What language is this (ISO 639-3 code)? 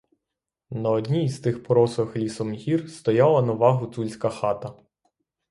ukr